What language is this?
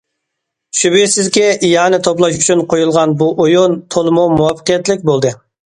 Uyghur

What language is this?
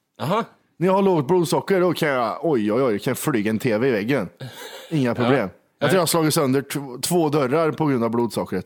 Swedish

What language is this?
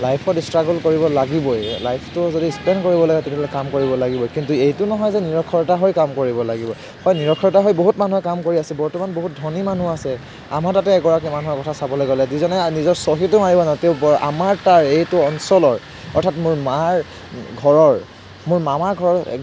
Assamese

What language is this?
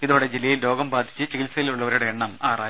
Malayalam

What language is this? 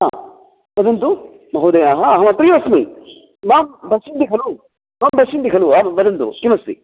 Sanskrit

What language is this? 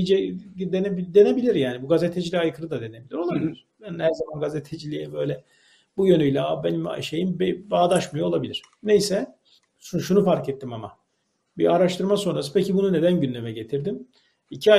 Turkish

